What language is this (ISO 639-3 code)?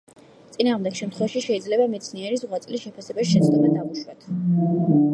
kat